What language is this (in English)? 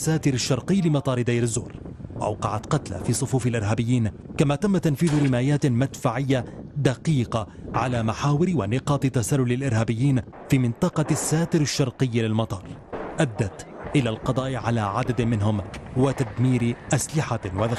Arabic